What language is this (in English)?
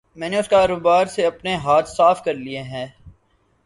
Urdu